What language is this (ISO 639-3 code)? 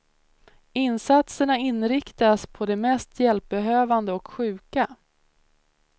swe